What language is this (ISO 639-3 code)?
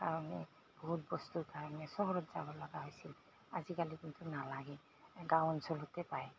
asm